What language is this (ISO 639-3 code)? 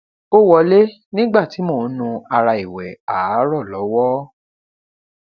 yor